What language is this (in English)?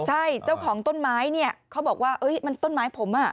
Thai